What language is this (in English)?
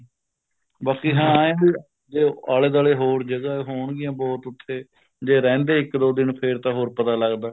Punjabi